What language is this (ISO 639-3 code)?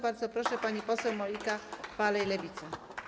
pol